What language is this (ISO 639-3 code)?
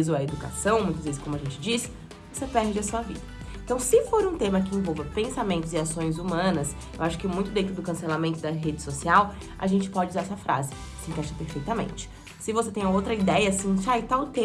por